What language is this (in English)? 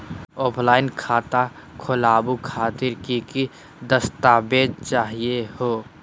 Magahi